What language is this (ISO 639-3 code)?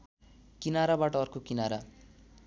nep